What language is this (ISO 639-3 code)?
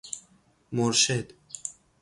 fas